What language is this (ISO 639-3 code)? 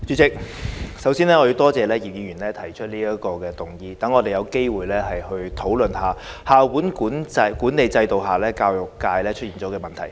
yue